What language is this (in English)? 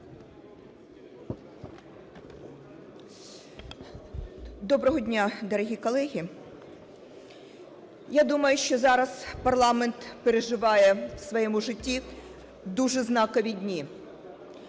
Ukrainian